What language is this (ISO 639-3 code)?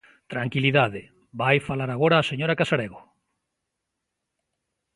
glg